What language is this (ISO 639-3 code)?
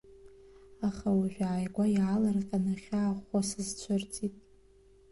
abk